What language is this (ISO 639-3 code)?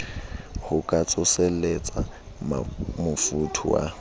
sot